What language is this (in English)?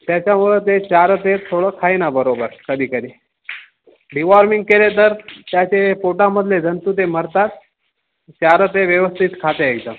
Marathi